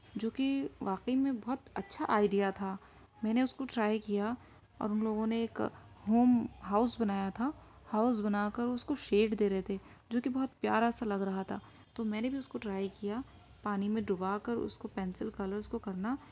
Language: Urdu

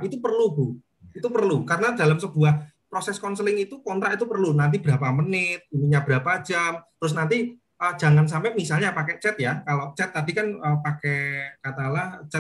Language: Indonesian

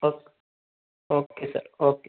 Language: Hindi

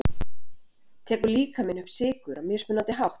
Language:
Icelandic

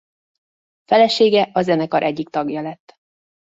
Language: Hungarian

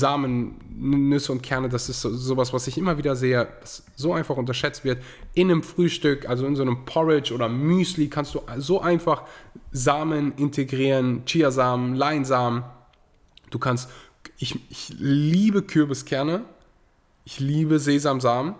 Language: German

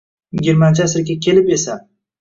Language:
Uzbek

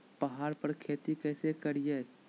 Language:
Magahi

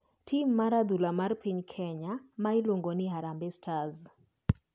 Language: Luo (Kenya and Tanzania)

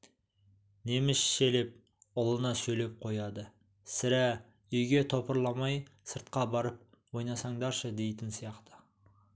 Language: Kazakh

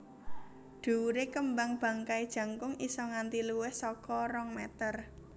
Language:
Javanese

